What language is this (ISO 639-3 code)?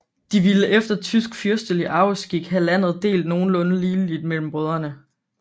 dan